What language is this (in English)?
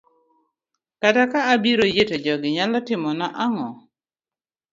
Luo (Kenya and Tanzania)